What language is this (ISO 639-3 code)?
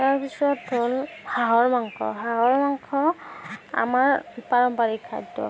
asm